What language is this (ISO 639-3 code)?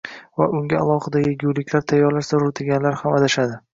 uzb